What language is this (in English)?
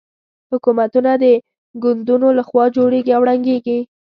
Pashto